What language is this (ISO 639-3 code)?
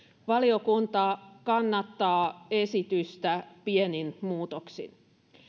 fin